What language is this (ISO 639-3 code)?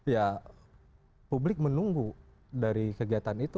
ind